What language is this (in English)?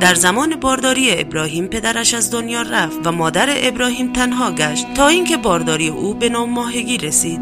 Persian